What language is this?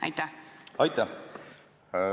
Estonian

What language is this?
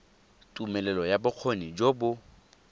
Tswana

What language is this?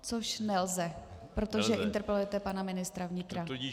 Czech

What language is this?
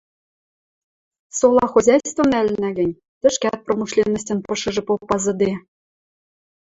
Western Mari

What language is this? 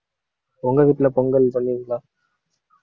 Tamil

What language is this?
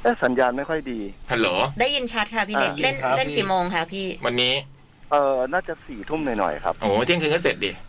Thai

